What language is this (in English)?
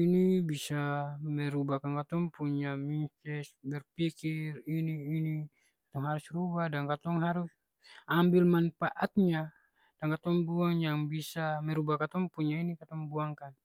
Ambonese Malay